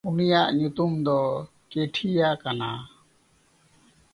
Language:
Santali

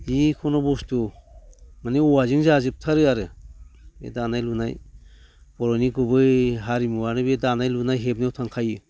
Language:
Bodo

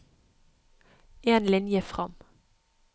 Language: Norwegian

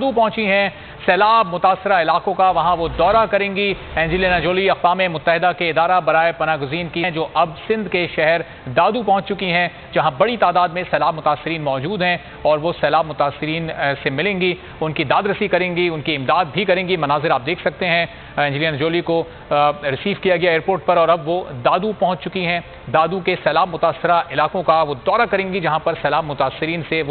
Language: Hindi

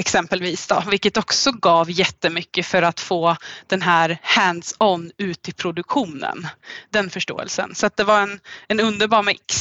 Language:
Swedish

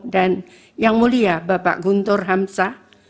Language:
Indonesian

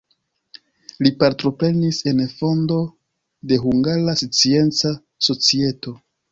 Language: Esperanto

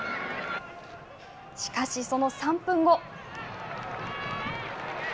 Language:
Japanese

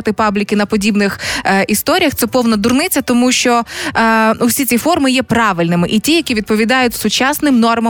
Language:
Ukrainian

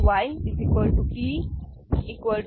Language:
Marathi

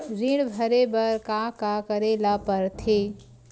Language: Chhattisgarhi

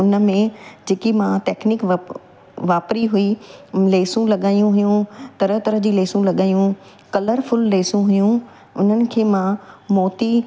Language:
Sindhi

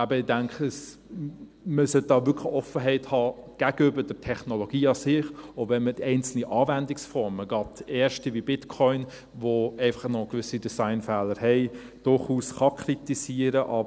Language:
Swiss German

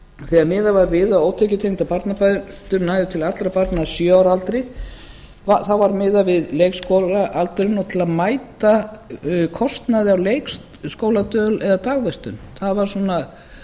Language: Icelandic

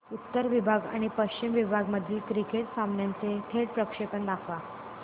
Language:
Marathi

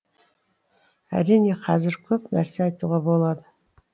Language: Kazakh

